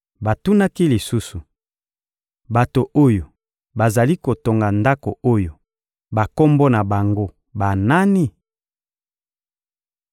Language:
Lingala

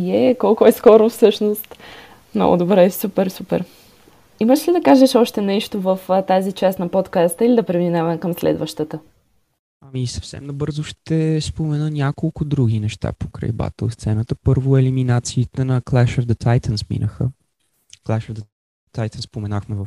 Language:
Bulgarian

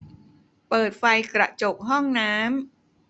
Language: Thai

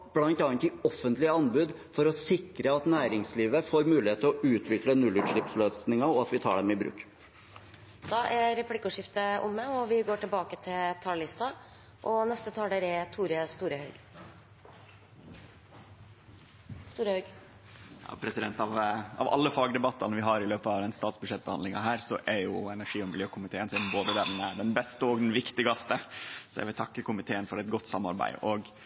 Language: Norwegian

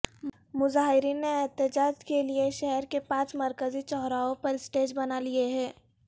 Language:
Urdu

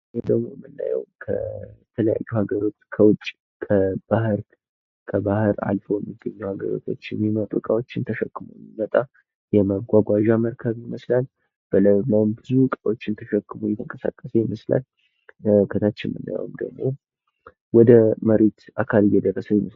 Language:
Amharic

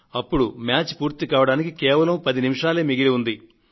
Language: Telugu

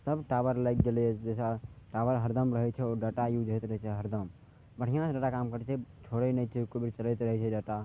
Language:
Maithili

